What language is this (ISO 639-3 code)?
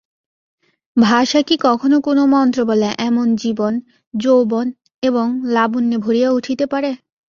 ben